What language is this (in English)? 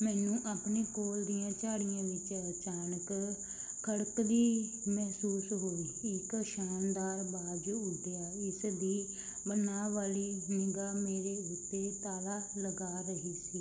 Punjabi